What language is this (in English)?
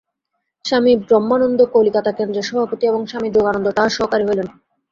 Bangla